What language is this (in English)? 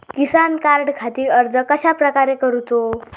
Marathi